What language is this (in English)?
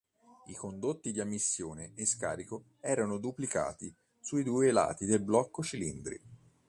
Italian